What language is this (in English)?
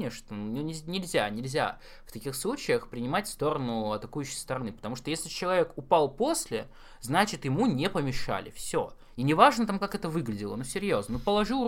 Russian